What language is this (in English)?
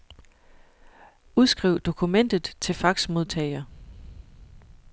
Danish